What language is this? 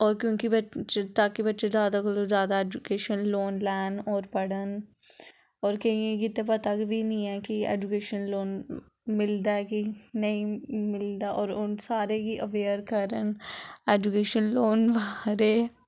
Dogri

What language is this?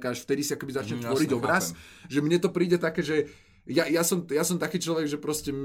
Slovak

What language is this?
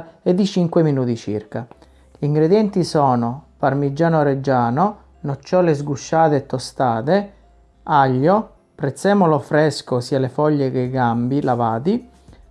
Italian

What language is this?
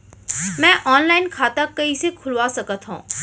Chhattisgarhi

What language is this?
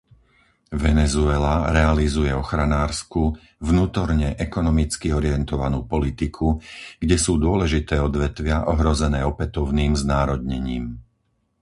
Slovak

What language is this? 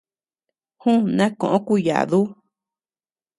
Tepeuxila Cuicatec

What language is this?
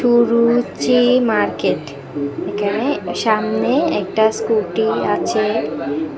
Bangla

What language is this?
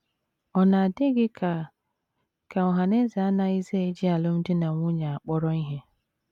Igbo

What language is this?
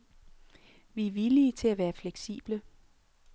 Danish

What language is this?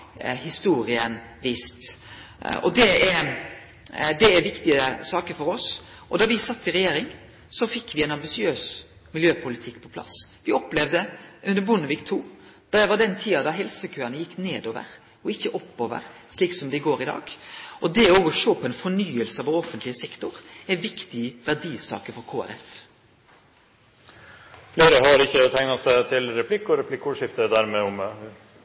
Norwegian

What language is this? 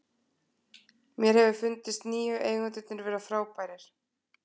Icelandic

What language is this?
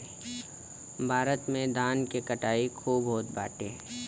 Bhojpuri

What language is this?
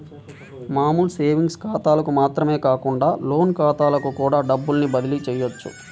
Telugu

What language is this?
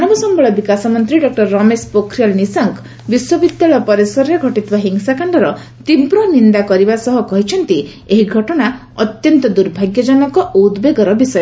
Odia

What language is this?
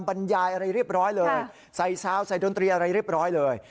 Thai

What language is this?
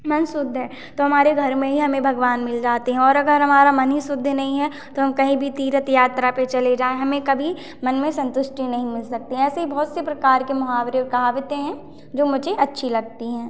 Hindi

